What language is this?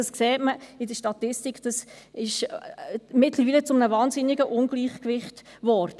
Swiss German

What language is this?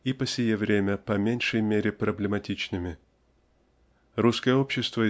Russian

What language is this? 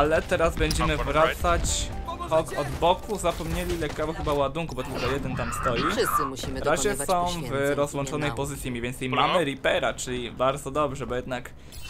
Polish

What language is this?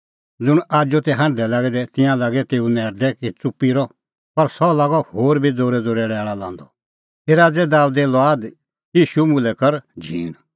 Kullu Pahari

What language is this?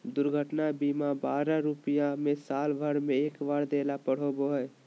Magahi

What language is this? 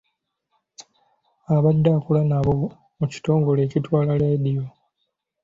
Ganda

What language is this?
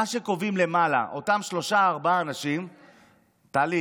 Hebrew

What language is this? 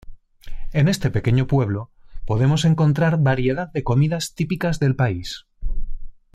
Spanish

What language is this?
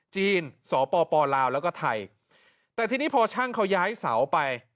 Thai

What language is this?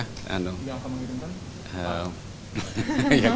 Indonesian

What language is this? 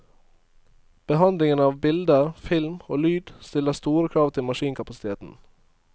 Norwegian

